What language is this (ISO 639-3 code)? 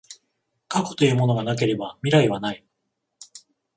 jpn